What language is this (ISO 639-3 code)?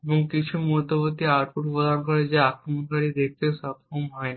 ben